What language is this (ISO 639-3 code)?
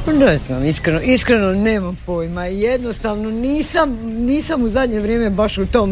hrv